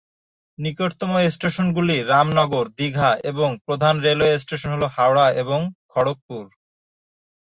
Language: Bangla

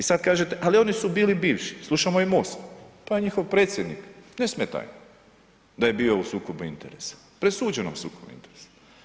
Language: Croatian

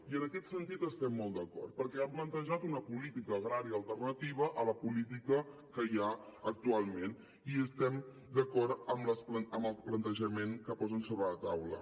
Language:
Catalan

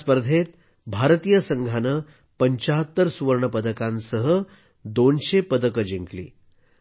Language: Marathi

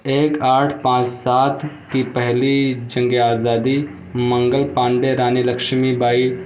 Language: Urdu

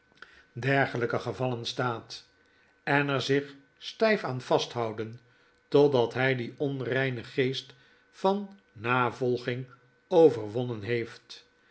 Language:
Dutch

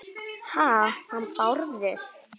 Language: Icelandic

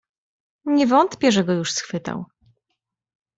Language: Polish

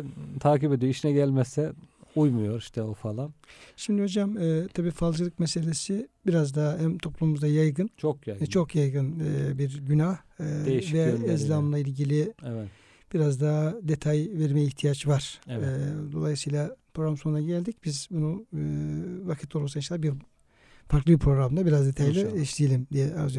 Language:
Turkish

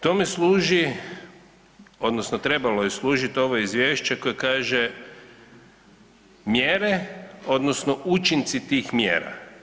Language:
Croatian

